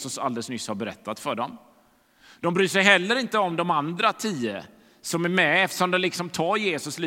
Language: Swedish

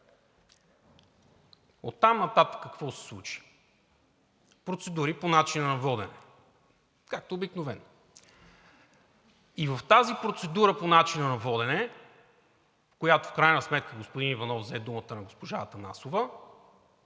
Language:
Bulgarian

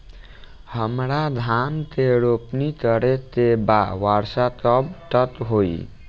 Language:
Bhojpuri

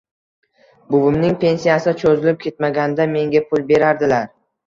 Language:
Uzbek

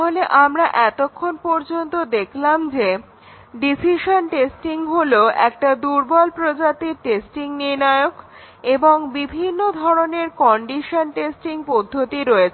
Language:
Bangla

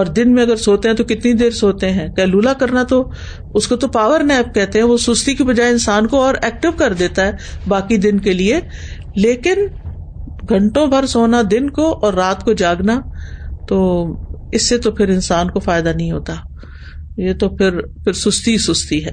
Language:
Urdu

